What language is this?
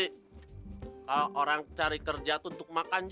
Indonesian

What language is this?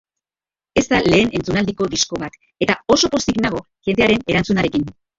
Basque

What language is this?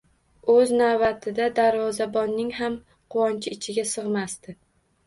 Uzbek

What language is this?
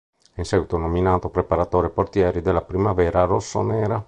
Italian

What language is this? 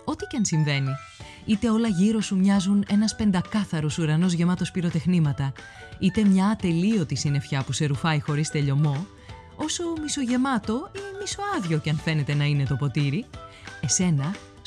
Greek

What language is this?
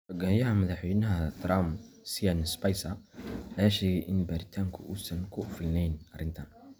Somali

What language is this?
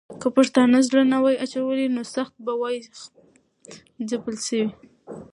Pashto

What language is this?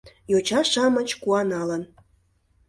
Mari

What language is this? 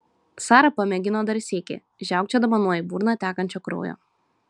Lithuanian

